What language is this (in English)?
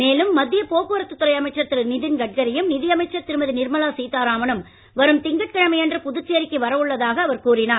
Tamil